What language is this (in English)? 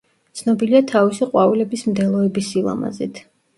Georgian